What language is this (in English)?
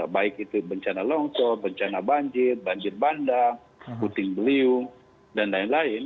Indonesian